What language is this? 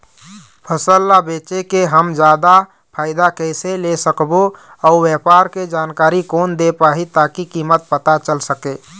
Chhattisgarhi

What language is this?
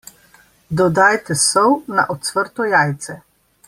Slovenian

